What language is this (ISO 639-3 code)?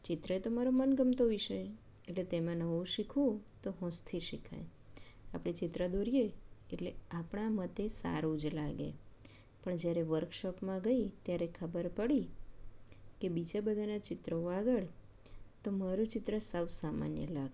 guj